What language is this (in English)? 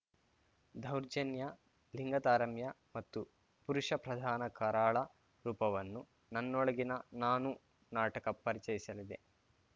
Kannada